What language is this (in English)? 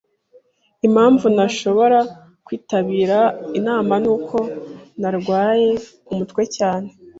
Kinyarwanda